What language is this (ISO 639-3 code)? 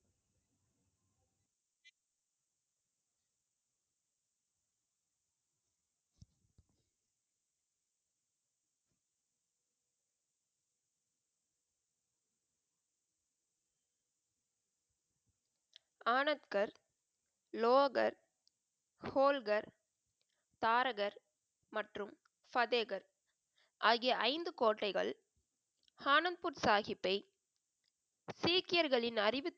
tam